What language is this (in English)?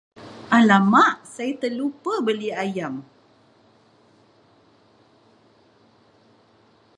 Malay